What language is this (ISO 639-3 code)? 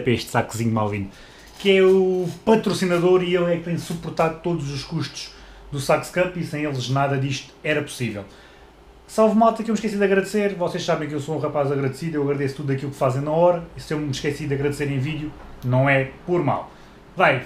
por